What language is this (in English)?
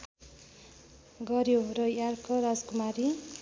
Nepali